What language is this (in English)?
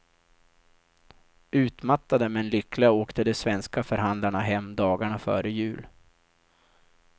Swedish